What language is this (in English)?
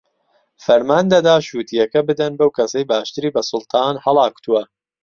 Central Kurdish